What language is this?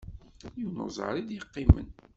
Kabyle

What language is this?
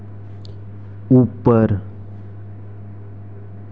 Dogri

